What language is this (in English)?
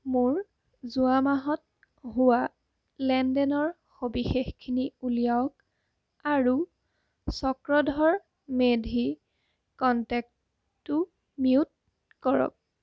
Assamese